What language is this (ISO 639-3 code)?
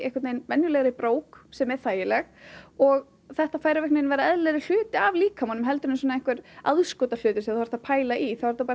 isl